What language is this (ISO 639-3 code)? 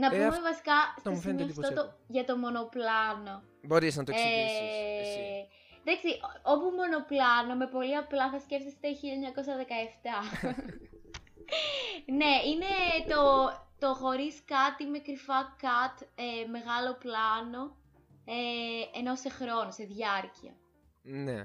ell